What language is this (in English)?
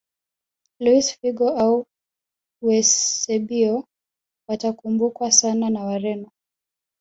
Swahili